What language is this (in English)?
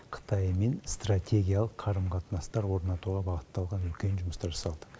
Kazakh